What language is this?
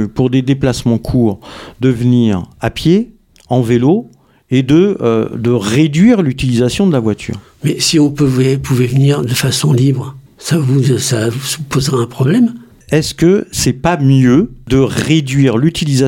French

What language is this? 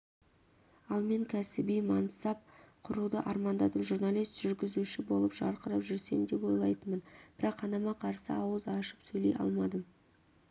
Kazakh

